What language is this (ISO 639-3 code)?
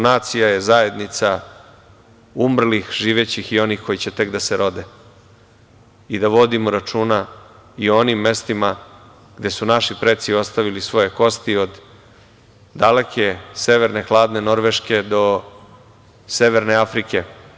srp